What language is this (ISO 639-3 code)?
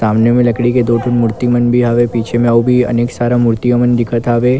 hne